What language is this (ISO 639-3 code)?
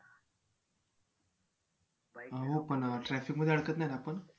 mar